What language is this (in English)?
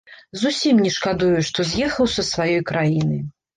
Belarusian